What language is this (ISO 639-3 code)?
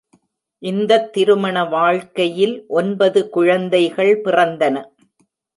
tam